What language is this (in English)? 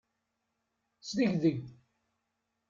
Kabyle